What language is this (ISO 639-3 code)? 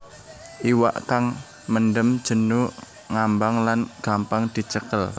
jav